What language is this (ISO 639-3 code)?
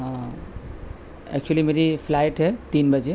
urd